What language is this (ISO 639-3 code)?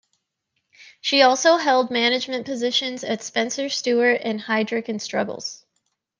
eng